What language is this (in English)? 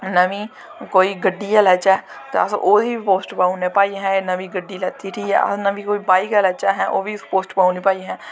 Dogri